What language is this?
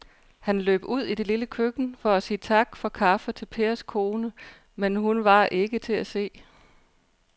Danish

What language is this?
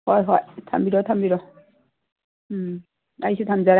Manipuri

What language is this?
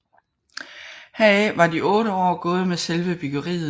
Danish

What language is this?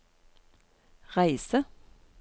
Norwegian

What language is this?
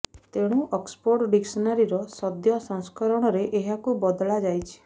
Odia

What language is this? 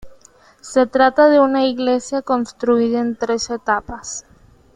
Spanish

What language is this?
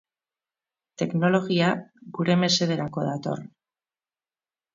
Basque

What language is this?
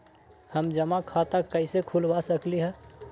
Magahi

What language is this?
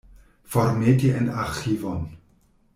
Esperanto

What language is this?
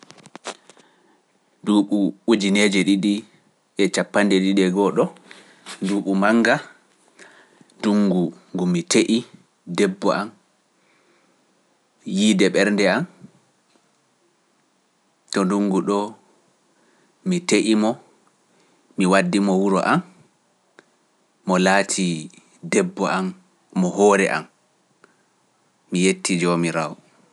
Pular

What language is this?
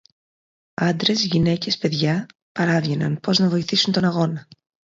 Greek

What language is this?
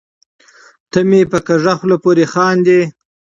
Pashto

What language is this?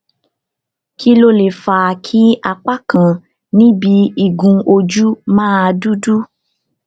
Yoruba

